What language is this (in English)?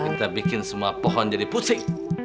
Indonesian